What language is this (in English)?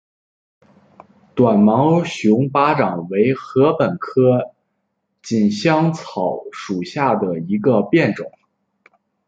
Chinese